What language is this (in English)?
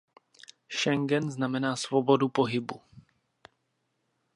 Czech